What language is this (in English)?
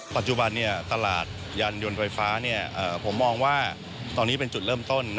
Thai